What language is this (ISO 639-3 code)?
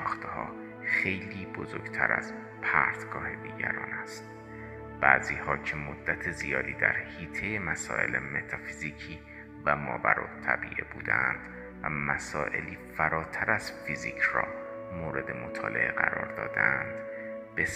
fas